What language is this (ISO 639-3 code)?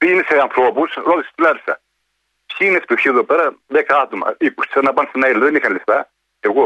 ell